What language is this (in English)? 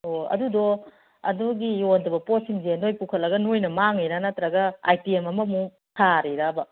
Manipuri